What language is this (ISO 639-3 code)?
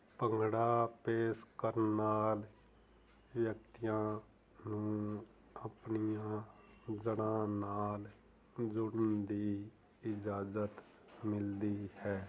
pan